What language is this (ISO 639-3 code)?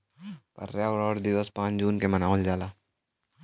bho